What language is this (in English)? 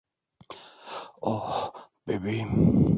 Turkish